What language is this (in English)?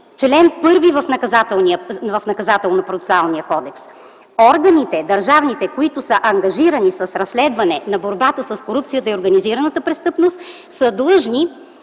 Bulgarian